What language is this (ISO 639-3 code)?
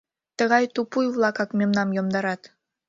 chm